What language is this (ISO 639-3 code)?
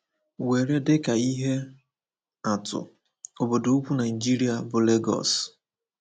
ibo